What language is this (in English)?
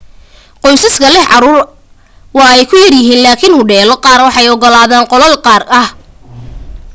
Somali